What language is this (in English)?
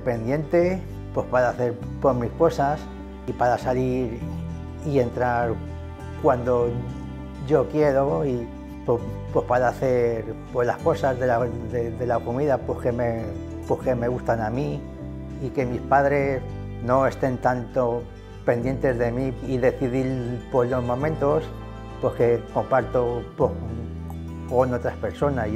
Spanish